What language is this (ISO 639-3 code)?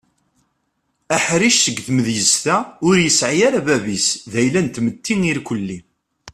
kab